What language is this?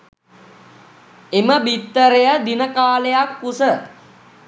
Sinhala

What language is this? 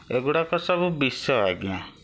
Odia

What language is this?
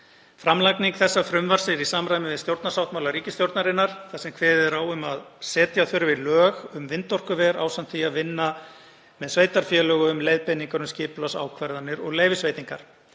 Icelandic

